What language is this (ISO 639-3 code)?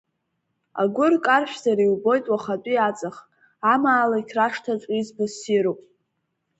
abk